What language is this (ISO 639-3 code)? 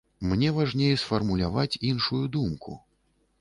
bel